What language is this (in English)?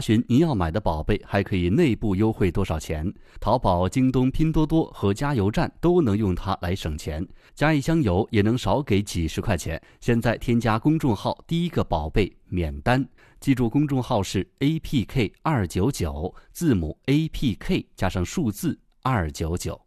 Chinese